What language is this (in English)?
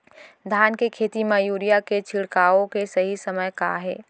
Chhattisgarhi